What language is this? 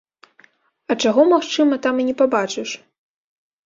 Belarusian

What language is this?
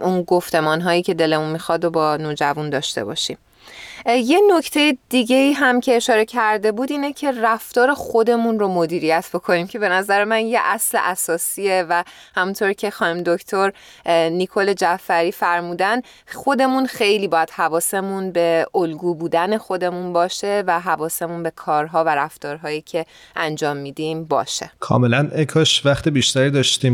Persian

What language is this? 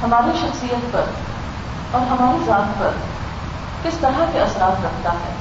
Urdu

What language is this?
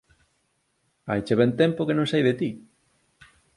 Galician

